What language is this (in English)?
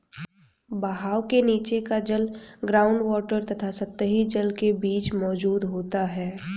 Hindi